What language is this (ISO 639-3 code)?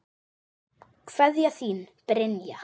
isl